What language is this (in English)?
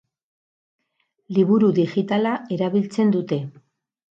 Basque